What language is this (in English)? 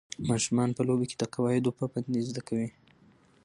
Pashto